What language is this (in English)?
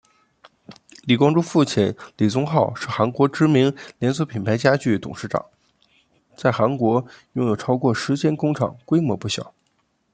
Chinese